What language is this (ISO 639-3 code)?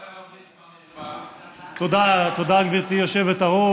heb